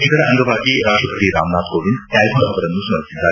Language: Kannada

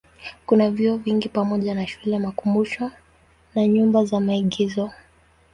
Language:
Swahili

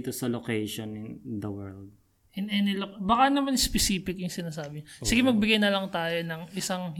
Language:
Filipino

